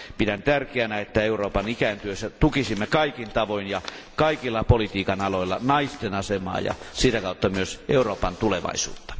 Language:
Finnish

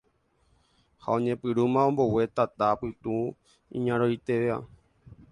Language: Guarani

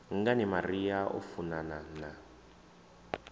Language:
Venda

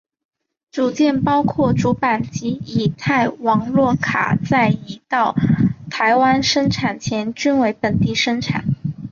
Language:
Chinese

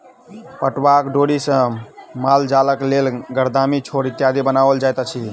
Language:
Maithili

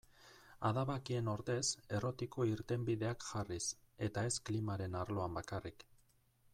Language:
Basque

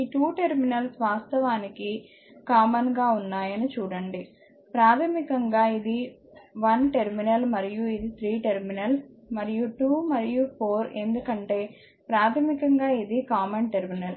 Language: Telugu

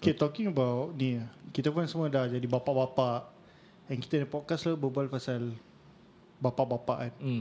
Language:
Malay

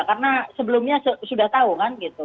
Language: Indonesian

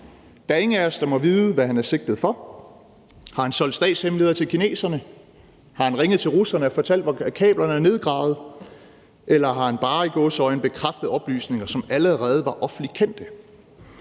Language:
Danish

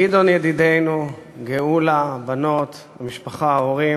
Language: Hebrew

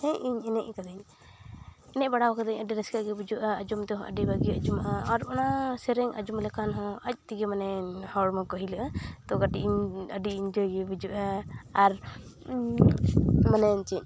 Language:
Santali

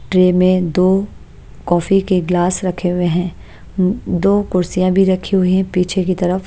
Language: Hindi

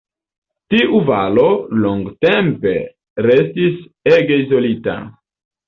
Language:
Esperanto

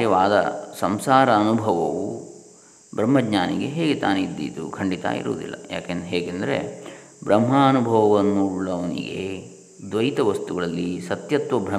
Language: Kannada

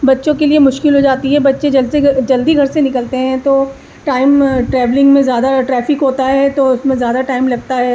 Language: Urdu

